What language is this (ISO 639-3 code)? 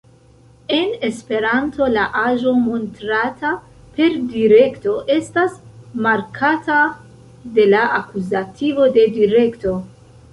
epo